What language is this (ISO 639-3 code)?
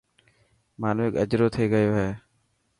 mki